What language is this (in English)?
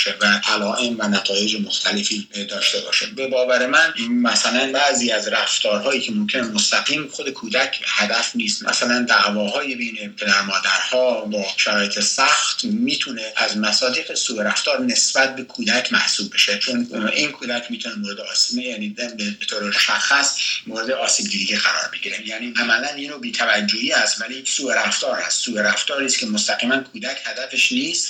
Persian